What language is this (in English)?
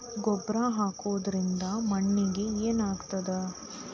Kannada